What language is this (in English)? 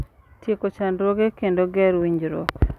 Luo (Kenya and Tanzania)